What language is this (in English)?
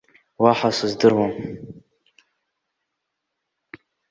Abkhazian